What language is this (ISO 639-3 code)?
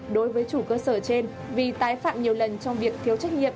vie